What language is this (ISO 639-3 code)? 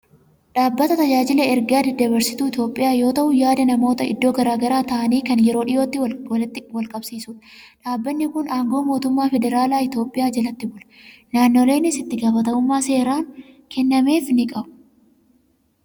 orm